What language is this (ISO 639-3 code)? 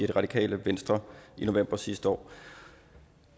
dan